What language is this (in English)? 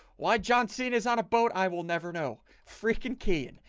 English